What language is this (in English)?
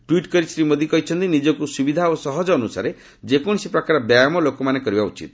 Odia